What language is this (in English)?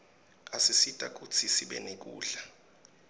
Swati